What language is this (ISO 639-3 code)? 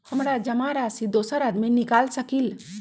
mag